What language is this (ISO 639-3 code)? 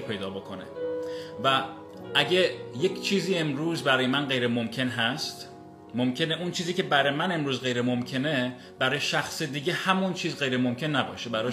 fas